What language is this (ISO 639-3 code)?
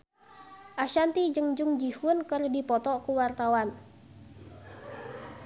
sun